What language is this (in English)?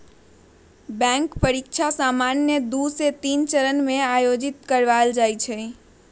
Magahi